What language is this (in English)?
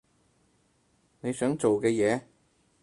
Cantonese